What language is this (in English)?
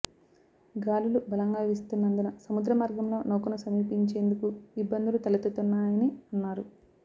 Telugu